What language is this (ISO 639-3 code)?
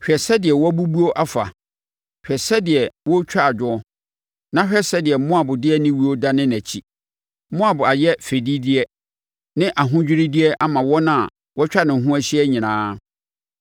aka